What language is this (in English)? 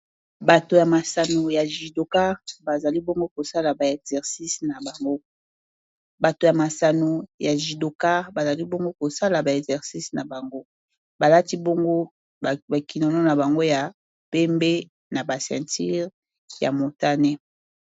Lingala